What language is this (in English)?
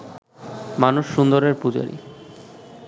Bangla